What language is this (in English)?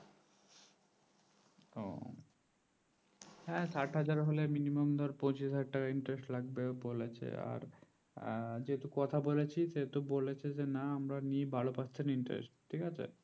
Bangla